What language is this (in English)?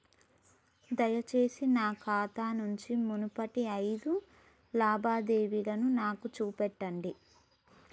Telugu